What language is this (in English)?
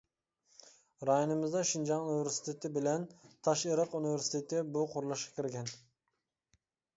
Uyghur